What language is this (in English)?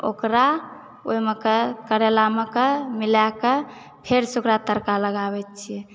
Maithili